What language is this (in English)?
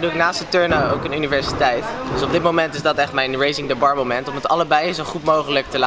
Dutch